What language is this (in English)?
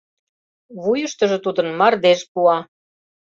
Mari